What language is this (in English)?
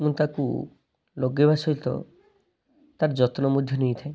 Odia